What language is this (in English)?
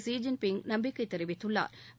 Tamil